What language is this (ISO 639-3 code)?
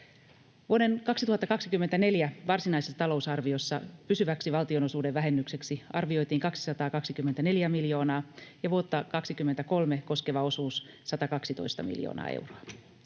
fin